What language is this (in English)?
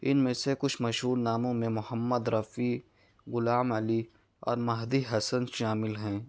Urdu